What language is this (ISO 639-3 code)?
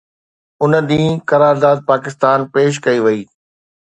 snd